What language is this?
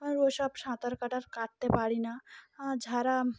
Bangla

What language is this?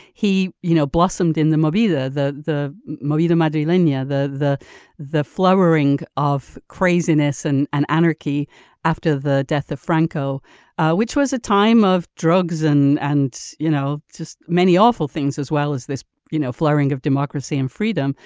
English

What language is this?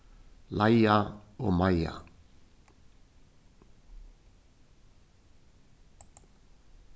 Faroese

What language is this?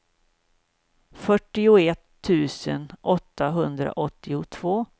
Swedish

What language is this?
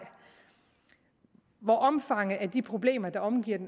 Danish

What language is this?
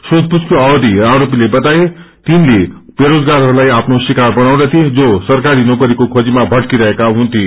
Nepali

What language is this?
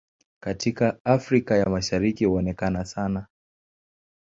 Swahili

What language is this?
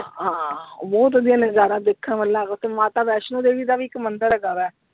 Punjabi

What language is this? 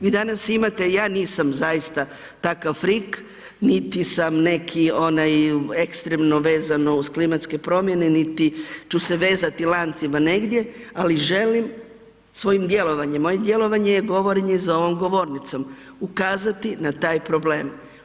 Croatian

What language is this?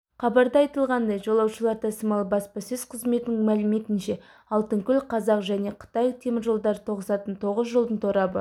Kazakh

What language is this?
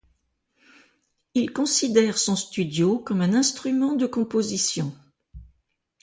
French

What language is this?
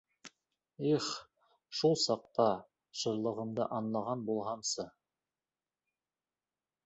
Bashkir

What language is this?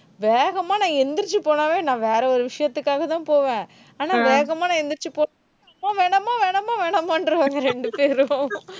Tamil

